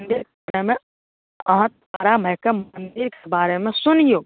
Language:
Maithili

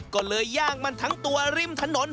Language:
Thai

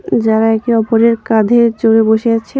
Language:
Bangla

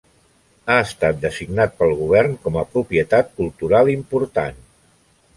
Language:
Catalan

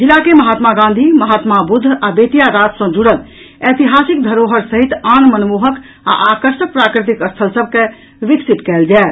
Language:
Maithili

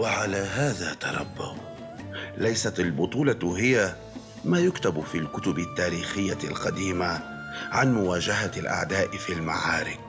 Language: Arabic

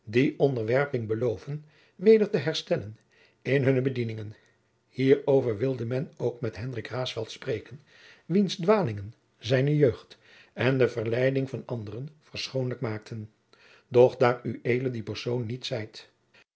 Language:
Dutch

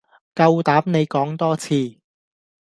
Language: Cantonese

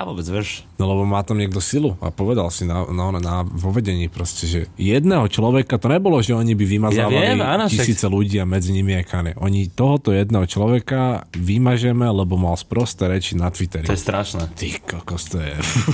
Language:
Slovak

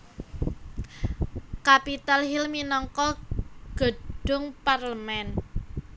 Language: Javanese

